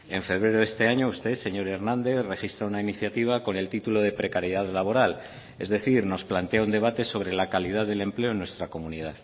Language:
Spanish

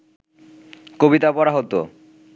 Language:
Bangla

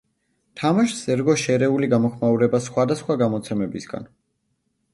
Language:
Georgian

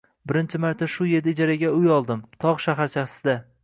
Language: Uzbek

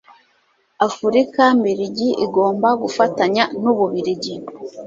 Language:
Kinyarwanda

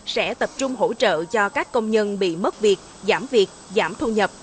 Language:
Vietnamese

